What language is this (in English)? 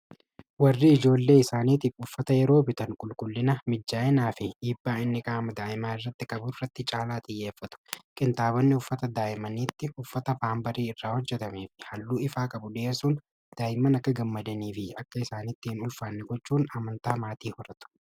Oromo